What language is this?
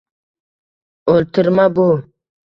Uzbek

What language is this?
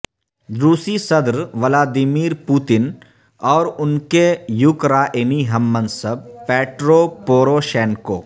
Urdu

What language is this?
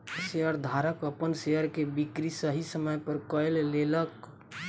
Maithili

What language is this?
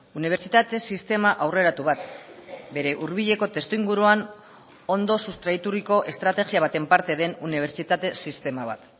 Basque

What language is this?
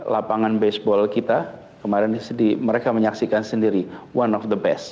Indonesian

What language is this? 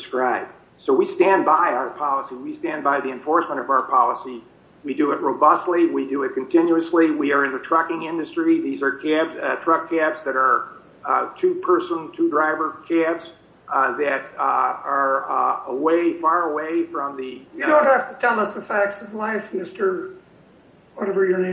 English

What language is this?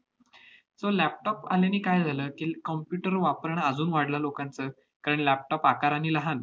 Marathi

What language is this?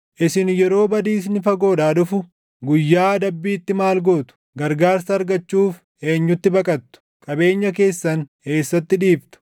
Oromo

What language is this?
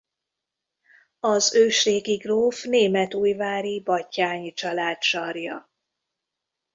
Hungarian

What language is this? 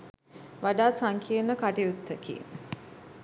Sinhala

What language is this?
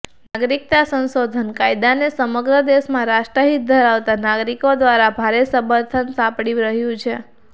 Gujarati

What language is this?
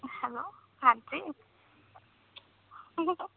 Punjabi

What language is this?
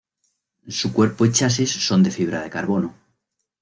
Spanish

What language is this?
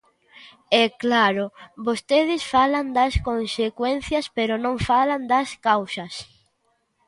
Galician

